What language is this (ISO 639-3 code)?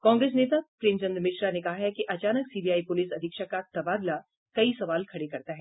hin